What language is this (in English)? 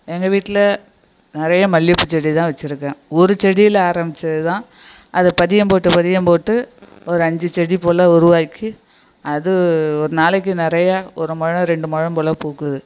Tamil